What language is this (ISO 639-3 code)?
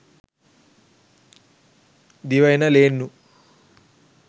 sin